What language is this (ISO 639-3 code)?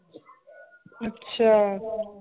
pan